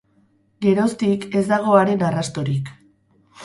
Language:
Basque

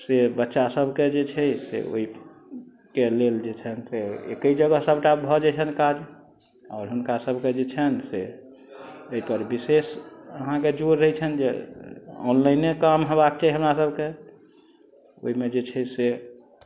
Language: Maithili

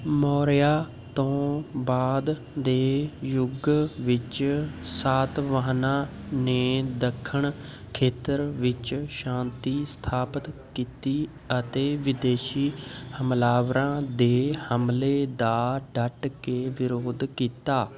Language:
Punjabi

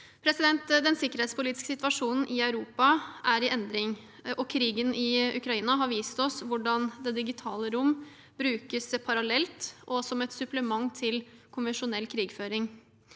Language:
Norwegian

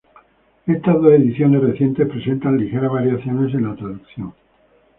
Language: Spanish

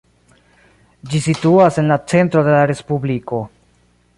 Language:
Esperanto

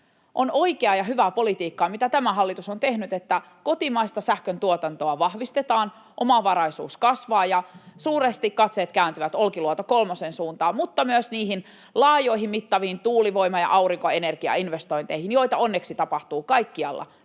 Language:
Finnish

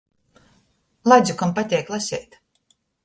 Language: Latgalian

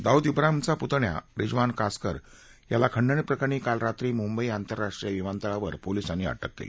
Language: Marathi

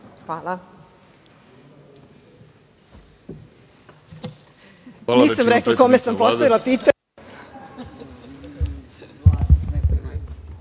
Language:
Serbian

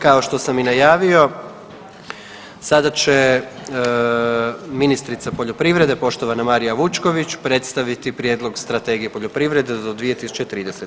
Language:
Croatian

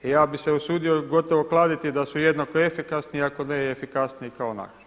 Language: Croatian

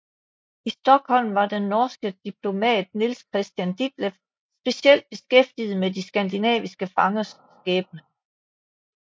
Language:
Danish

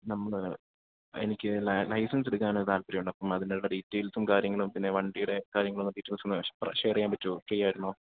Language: Malayalam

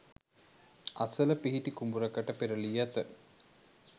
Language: Sinhala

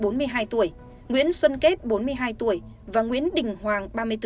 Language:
Vietnamese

